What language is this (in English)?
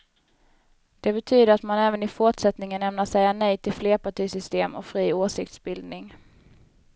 Swedish